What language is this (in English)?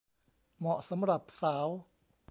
Thai